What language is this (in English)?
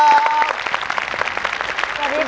Thai